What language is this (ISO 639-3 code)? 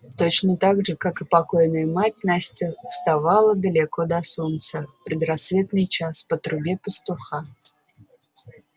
rus